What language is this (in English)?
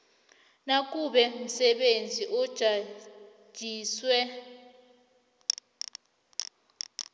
South Ndebele